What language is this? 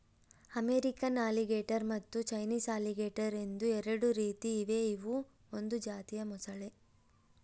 Kannada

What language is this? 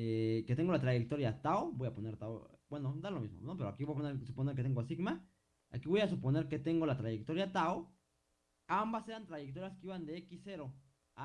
Spanish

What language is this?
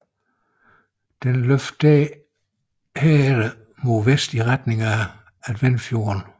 Danish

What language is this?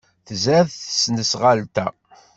Kabyle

